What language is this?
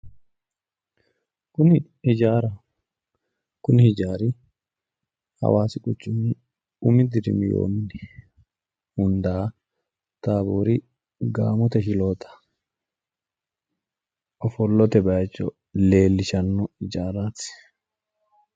Sidamo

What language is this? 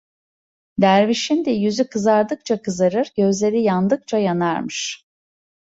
Turkish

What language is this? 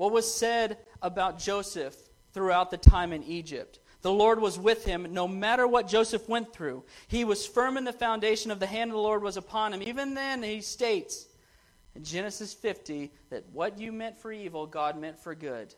English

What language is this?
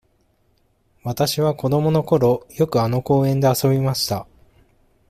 Japanese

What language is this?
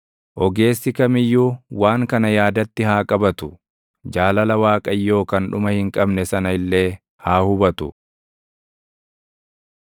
Oromo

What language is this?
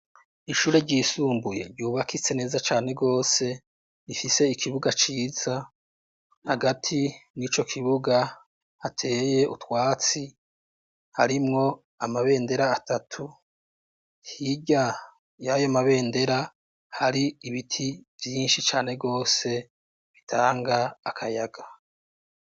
Rundi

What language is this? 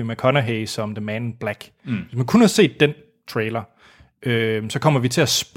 Danish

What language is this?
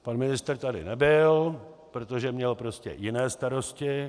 Czech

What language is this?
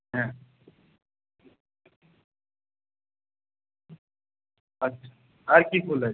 Bangla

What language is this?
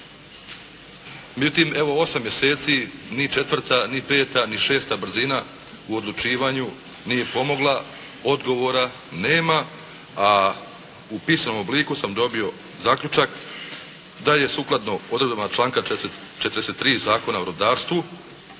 Croatian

